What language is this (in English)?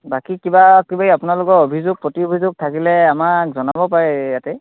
Assamese